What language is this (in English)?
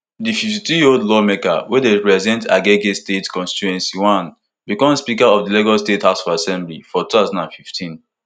Nigerian Pidgin